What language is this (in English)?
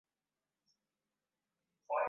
Swahili